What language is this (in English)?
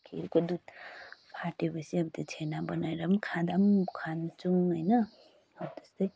Nepali